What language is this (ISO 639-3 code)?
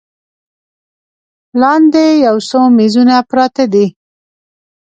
pus